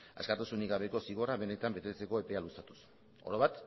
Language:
Basque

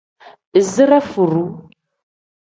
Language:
Tem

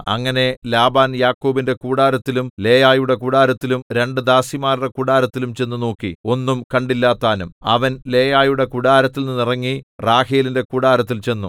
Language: Malayalam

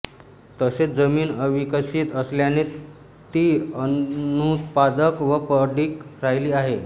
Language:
Marathi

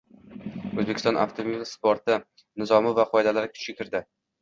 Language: Uzbek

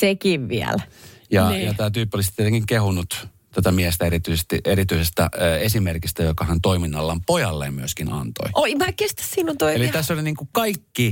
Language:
Finnish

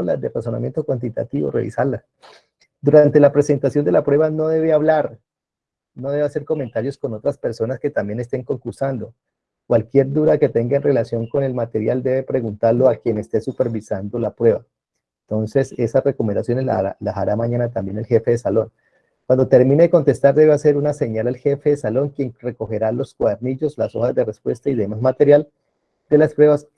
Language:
Spanish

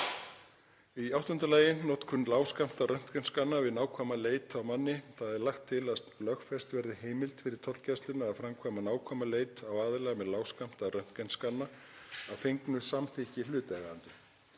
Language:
Icelandic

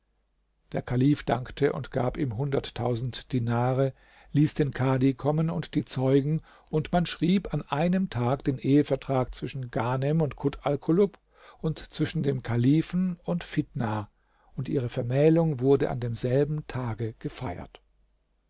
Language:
German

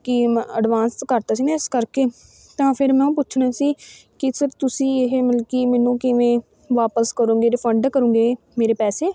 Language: Punjabi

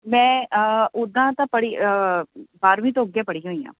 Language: Punjabi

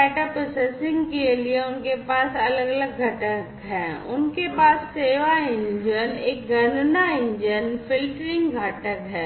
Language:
Hindi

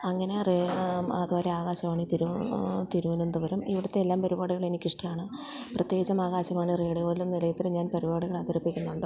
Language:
Malayalam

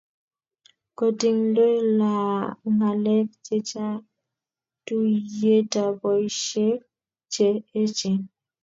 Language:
Kalenjin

